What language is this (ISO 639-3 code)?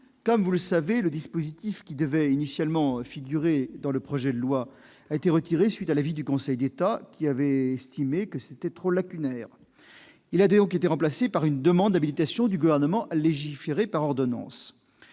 fra